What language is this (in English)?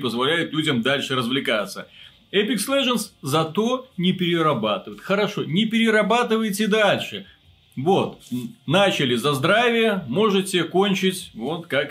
Russian